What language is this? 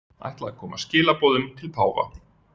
Icelandic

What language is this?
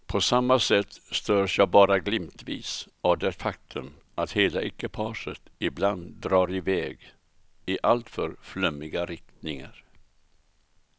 Swedish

